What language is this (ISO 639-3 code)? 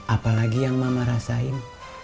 ind